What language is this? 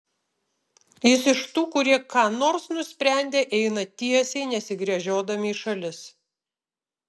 Lithuanian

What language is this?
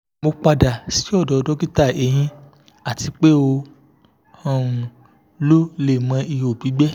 Yoruba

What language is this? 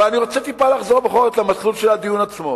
Hebrew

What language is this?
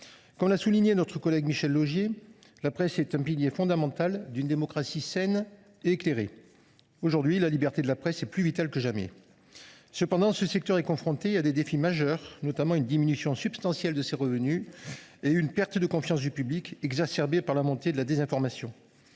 French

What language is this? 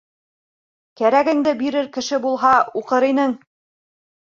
Bashkir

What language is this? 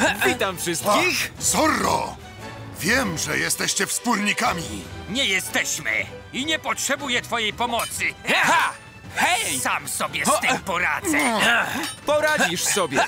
Polish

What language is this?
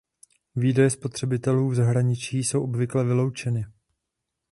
Czech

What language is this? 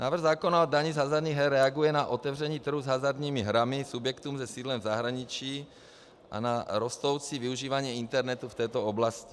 Czech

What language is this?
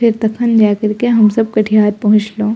Maithili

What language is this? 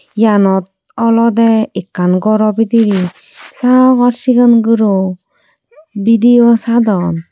Chakma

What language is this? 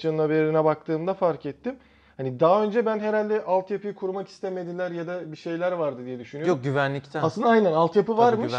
Turkish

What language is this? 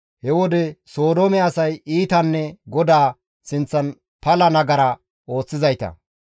Gamo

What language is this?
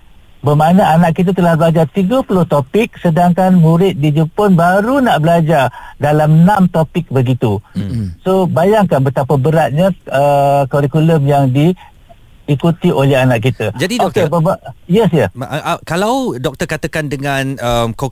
Malay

